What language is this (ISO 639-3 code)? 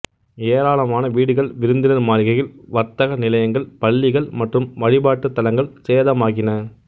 tam